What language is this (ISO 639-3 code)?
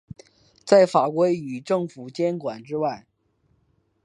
zho